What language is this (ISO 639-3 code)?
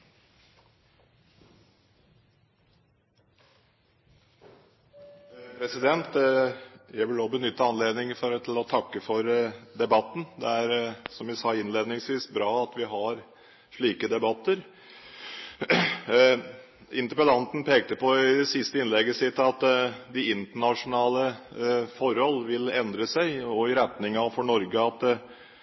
nob